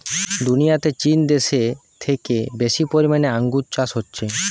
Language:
Bangla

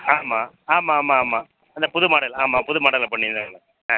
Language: Tamil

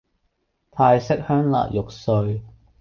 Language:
Cantonese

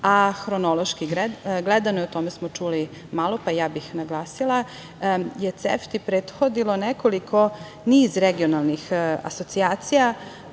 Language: Serbian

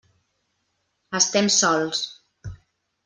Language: Catalan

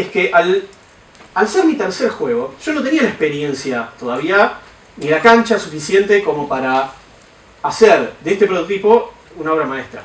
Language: Spanish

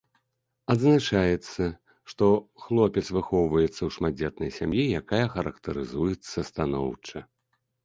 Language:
Belarusian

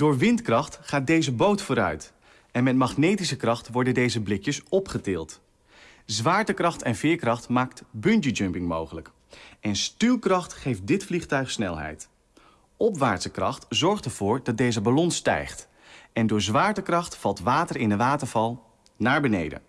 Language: Dutch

